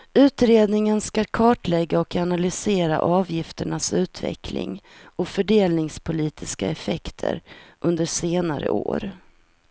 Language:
Swedish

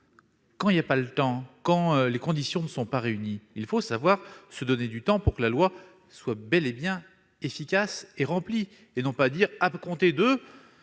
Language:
French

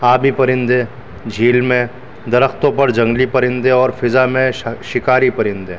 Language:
Urdu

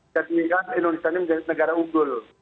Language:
Indonesian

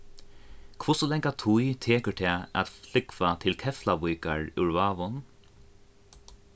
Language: Faroese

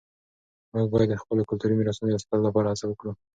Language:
Pashto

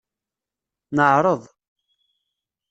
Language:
Kabyle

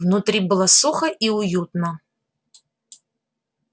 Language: Russian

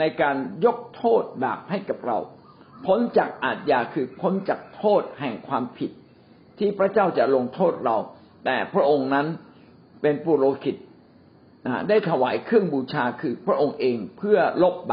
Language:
Thai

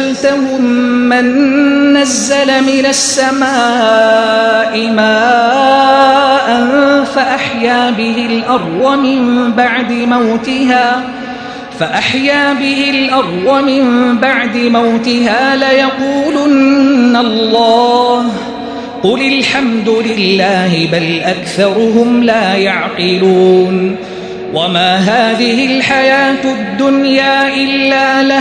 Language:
Arabic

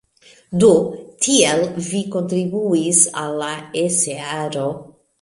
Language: Esperanto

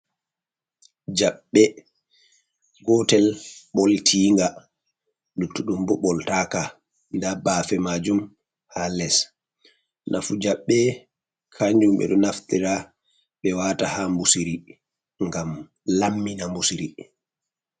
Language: Fula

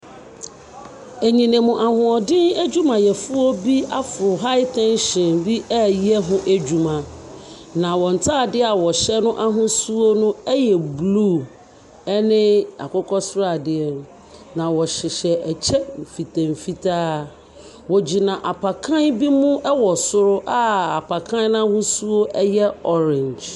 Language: Akan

